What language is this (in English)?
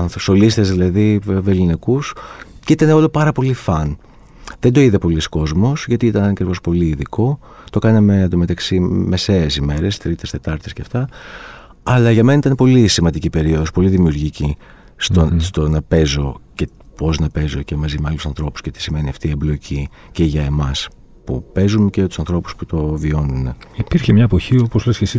Greek